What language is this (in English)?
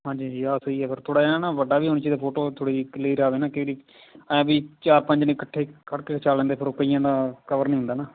Punjabi